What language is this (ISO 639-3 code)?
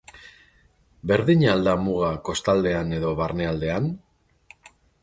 eus